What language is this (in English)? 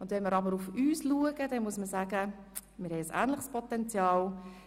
Swiss German